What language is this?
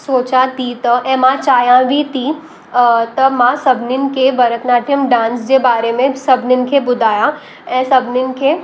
Sindhi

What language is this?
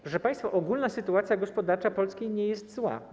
Polish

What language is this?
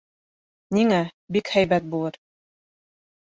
Bashkir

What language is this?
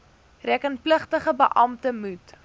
Afrikaans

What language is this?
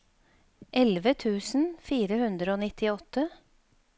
Norwegian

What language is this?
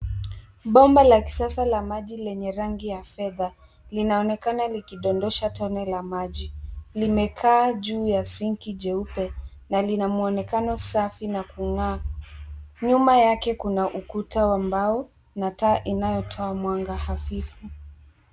Swahili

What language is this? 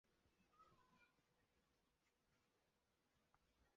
Chinese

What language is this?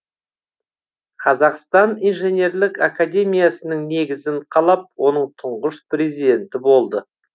Kazakh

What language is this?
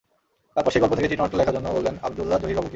Bangla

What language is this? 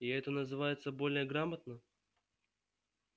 Russian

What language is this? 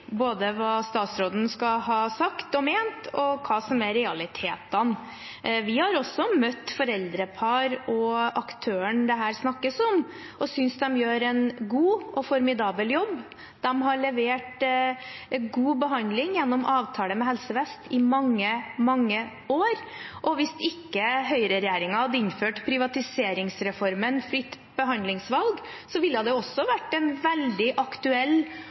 Norwegian Bokmål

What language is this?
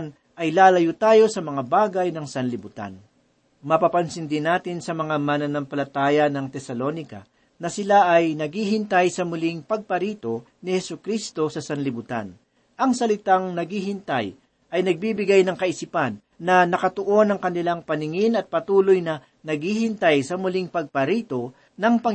Filipino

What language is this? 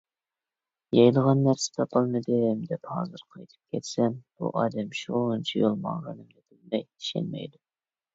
Uyghur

